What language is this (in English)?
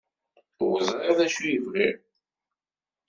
Kabyle